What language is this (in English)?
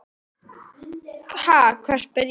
Icelandic